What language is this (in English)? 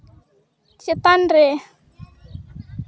Santali